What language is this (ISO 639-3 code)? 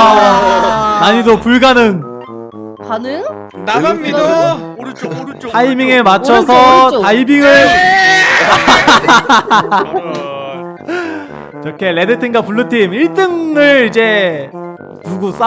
kor